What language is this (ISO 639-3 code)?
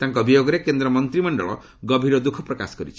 ori